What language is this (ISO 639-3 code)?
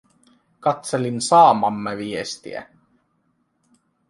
fin